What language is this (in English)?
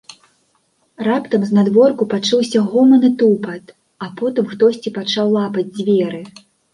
Belarusian